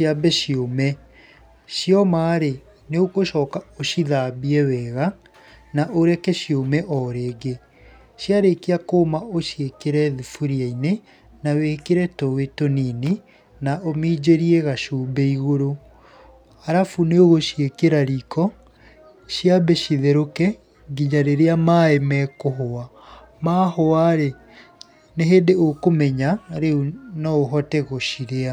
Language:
Kikuyu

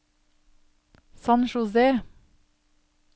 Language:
Norwegian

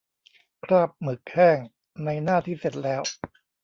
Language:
Thai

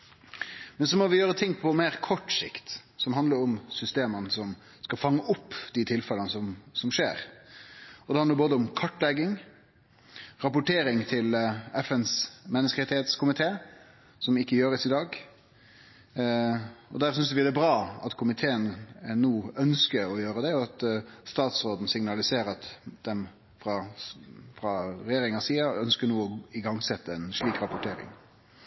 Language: Norwegian Nynorsk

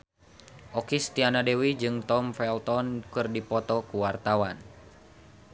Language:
Sundanese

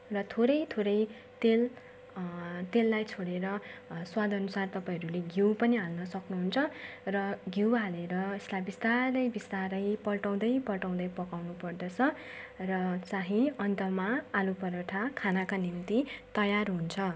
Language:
Nepali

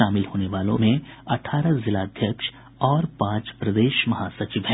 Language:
Hindi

